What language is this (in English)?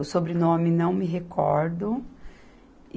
Portuguese